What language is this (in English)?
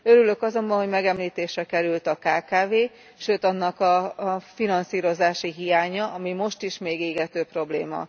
Hungarian